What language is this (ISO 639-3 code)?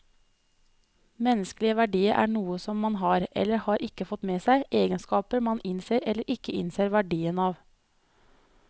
nor